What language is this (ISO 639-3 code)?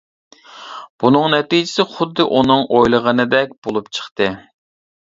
uig